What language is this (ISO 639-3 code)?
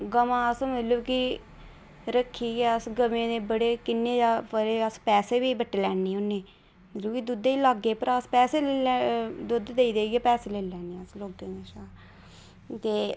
doi